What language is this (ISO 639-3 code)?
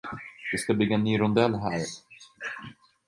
swe